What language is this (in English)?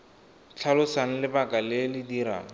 Tswana